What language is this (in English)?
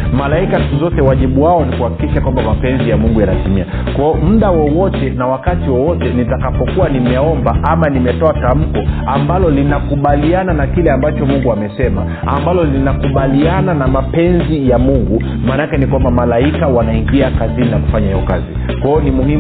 Swahili